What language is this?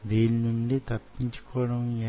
Telugu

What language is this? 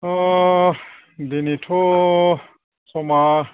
Bodo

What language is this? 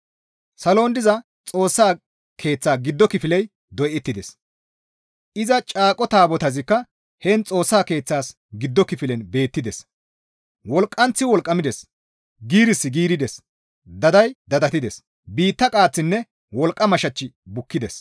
Gamo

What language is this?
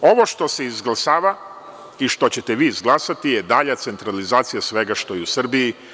Serbian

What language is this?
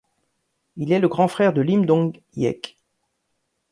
French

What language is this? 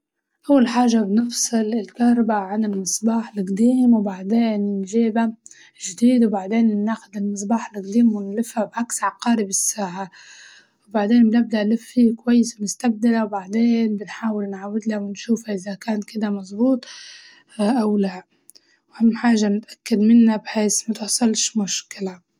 Libyan Arabic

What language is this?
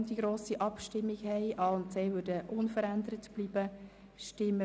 Swiss German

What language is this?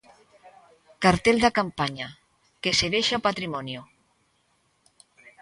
Galician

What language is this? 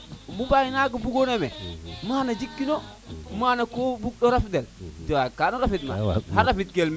Serer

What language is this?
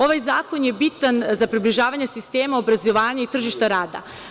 Serbian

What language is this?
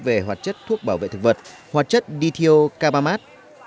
Vietnamese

